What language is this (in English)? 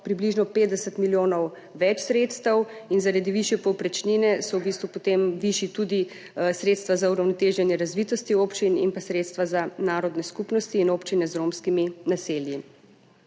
Slovenian